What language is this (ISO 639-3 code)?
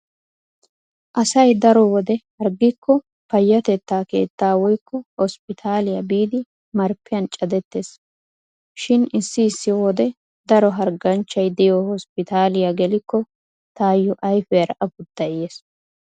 wal